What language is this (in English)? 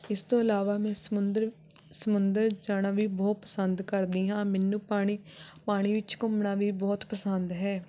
Punjabi